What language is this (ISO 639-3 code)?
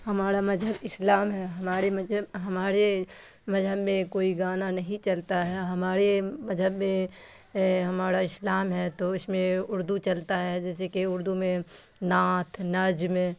urd